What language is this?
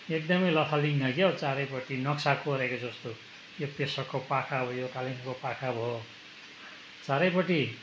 Nepali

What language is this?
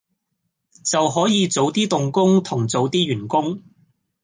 Cantonese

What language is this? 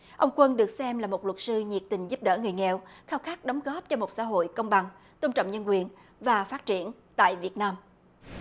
Vietnamese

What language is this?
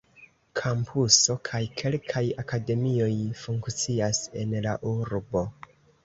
Esperanto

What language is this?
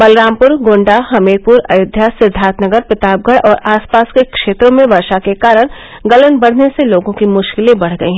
Hindi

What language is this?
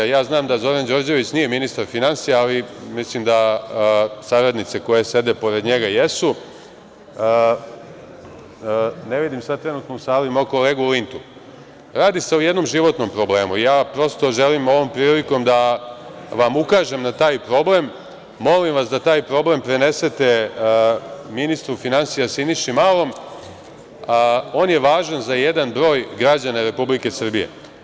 Serbian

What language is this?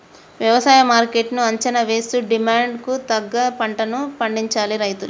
Telugu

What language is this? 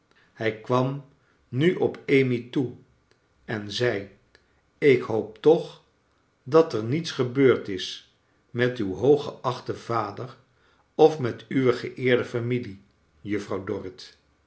Dutch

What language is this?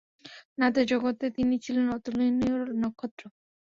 Bangla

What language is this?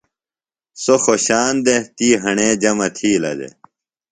Phalura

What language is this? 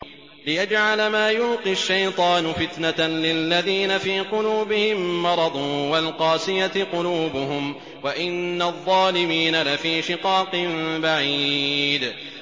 Arabic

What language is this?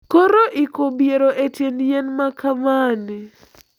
Luo (Kenya and Tanzania)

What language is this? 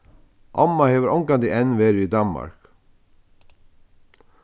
Faroese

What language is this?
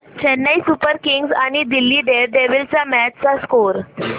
Marathi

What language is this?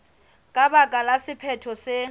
Southern Sotho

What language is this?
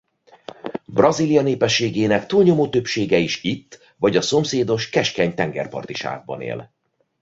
Hungarian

